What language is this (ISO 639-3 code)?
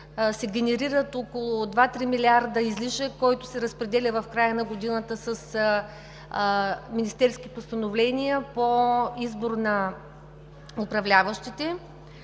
bul